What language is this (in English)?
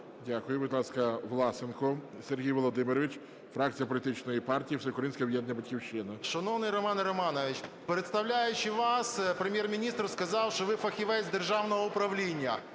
Ukrainian